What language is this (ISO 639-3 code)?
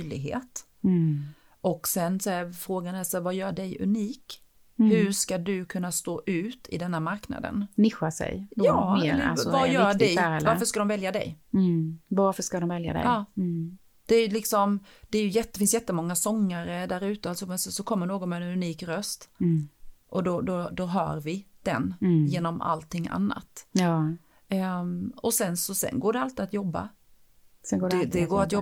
swe